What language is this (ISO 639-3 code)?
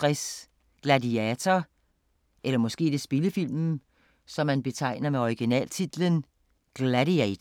dan